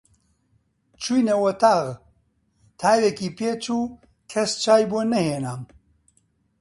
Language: Central Kurdish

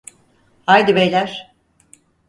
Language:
Turkish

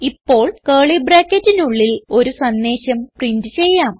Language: Malayalam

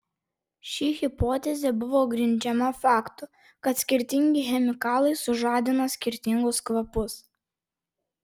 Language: Lithuanian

